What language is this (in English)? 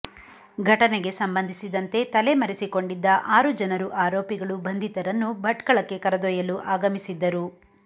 Kannada